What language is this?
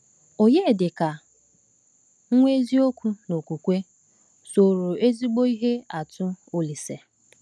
Igbo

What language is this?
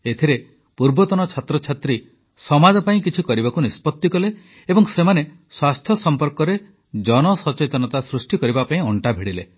Odia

